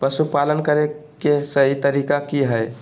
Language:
Magahi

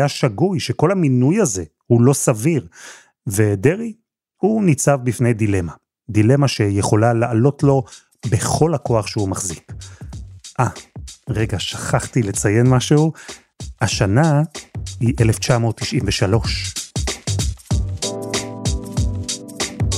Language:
Hebrew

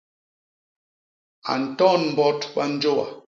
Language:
Basaa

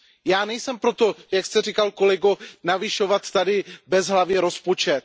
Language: Czech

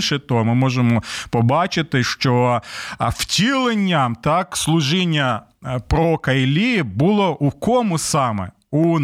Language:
Ukrainian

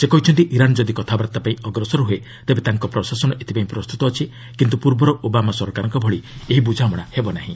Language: Odia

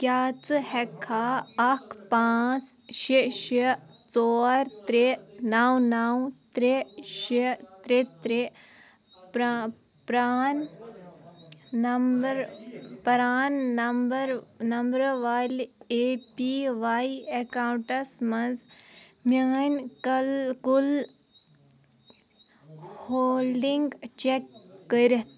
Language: Kashmiri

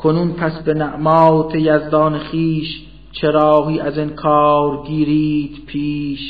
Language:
Persian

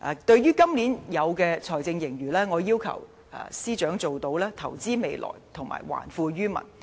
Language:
Cantonese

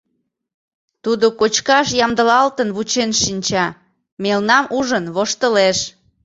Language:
Mari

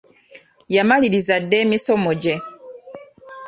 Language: Ganda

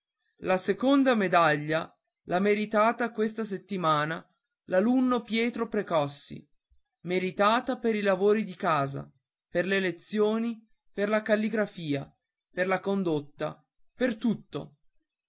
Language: Italian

